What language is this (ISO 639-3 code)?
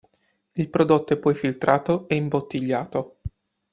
ita